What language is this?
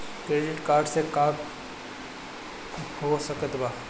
Bhojpuri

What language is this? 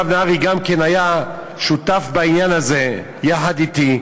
Hebrew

